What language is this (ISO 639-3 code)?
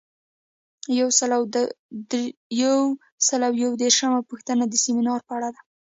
pus